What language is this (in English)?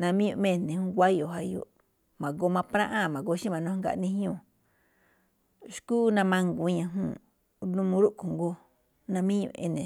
Malinaltepec Me'phaa